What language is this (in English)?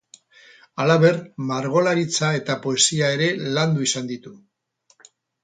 Basque